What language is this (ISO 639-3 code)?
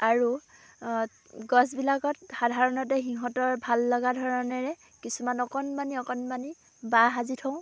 asm